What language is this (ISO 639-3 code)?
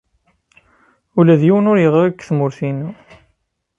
kab